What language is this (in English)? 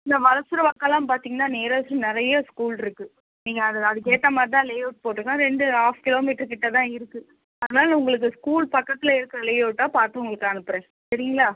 Tamil